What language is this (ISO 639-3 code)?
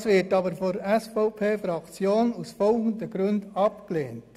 gsw